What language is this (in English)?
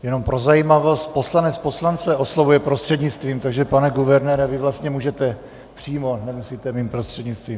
Czech